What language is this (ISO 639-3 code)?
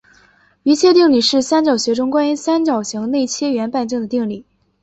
zho